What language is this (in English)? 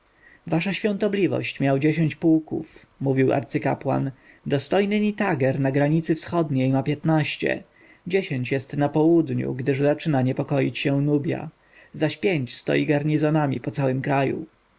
Polish